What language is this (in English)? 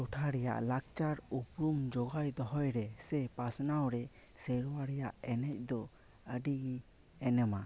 Santali